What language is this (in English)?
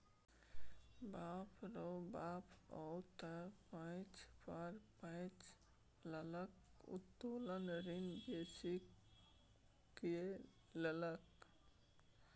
Maithili